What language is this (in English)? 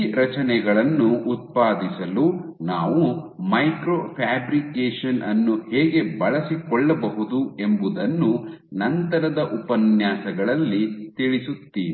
Kannada